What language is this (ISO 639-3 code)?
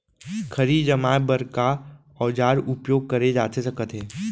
hne